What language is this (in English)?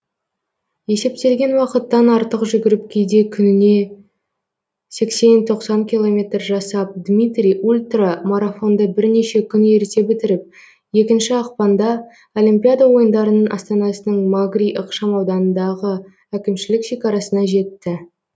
Kazakh